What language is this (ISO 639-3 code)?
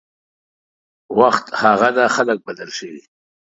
pus